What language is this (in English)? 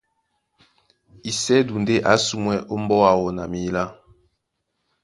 Duala